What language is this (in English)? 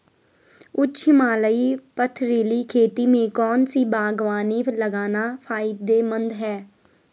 Hindi